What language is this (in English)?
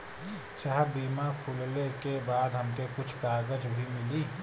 Bhojpuri